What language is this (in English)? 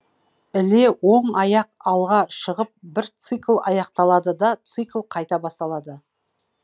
Kazakh